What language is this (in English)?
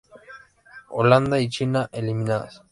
Spanish